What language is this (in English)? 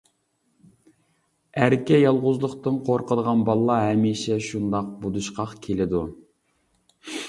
Uyghur